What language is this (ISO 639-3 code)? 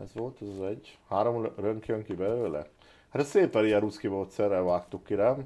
hun